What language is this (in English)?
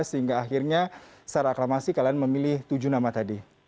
Indonesian